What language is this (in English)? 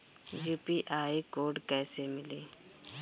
Bhojpuri